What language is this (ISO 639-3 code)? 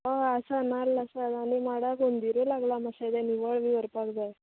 kok